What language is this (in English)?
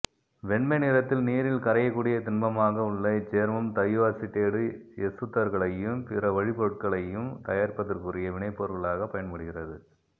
Tamil